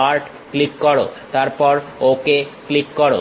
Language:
Bangla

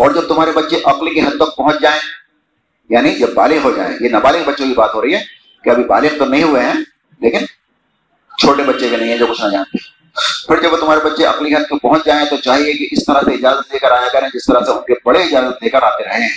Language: Urdu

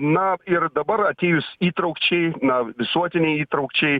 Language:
Lithuanian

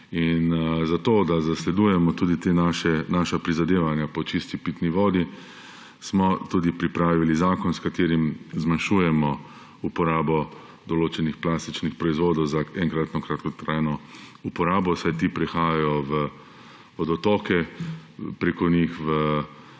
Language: Slovenian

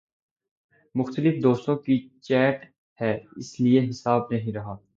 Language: Urdu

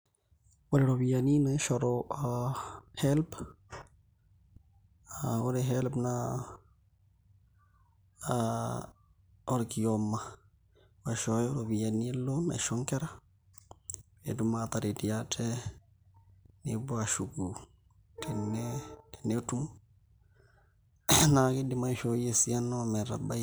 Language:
Masai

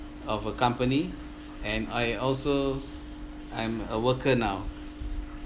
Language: English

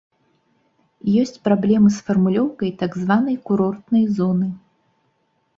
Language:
Belarusian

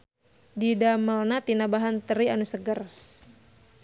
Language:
Sundanese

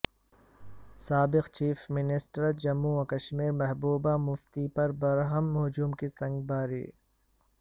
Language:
Urdu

